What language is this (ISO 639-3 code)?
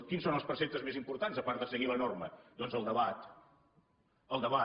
cat